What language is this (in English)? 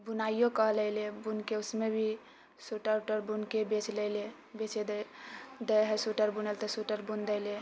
Maithili